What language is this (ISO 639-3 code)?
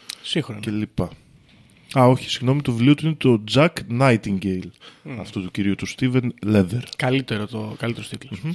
ell